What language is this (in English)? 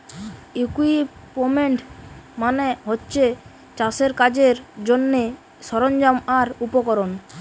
Bangla